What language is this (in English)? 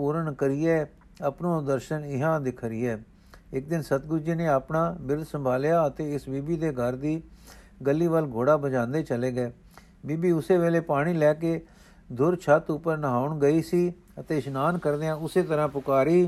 Punjabi